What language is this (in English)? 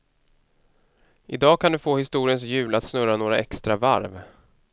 Swedish